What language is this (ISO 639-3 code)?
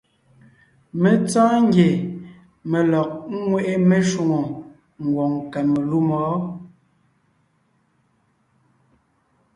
nnh